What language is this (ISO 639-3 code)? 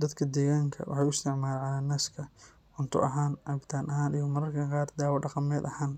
som